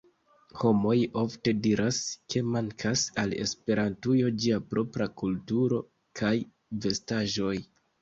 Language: Esperanto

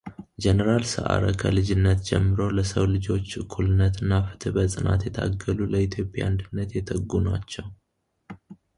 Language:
Amharic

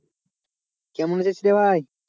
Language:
Bangla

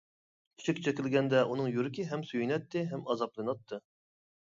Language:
Uyghur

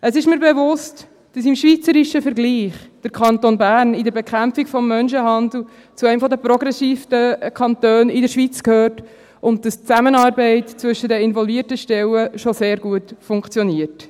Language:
Swiss German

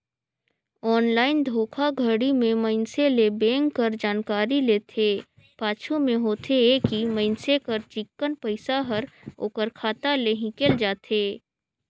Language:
Chhattisgarhi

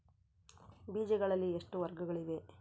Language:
Kannada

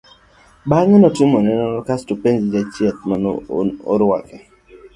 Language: Luo (Kenya and Tanzania)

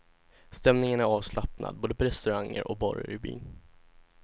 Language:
Swedish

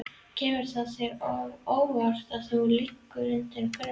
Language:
Icelandic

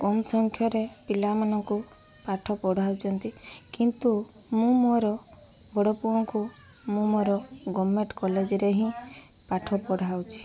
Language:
Odia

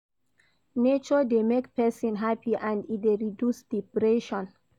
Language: Nigerian Pidgin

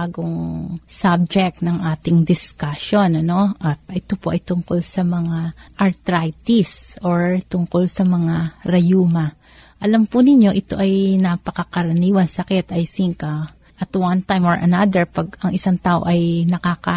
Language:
Filipino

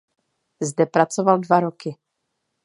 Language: Czech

